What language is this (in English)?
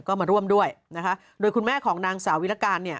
Thai